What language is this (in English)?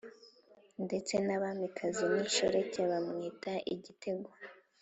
Kinyarwanda